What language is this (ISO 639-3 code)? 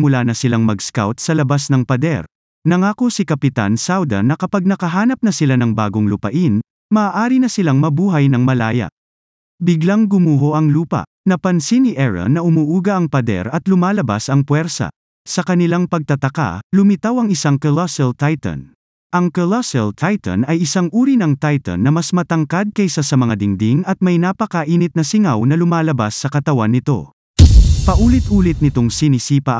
fil